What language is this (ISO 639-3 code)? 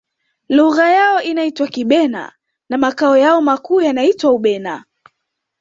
swa